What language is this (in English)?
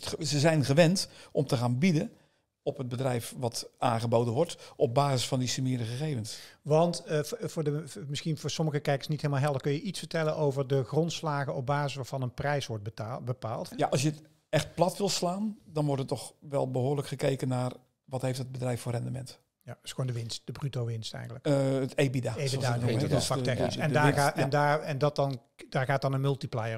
Dutch